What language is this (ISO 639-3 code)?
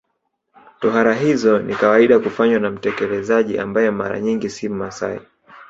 swa